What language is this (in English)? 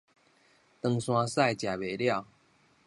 Min Nan Chinese